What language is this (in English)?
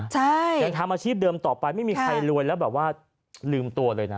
Thai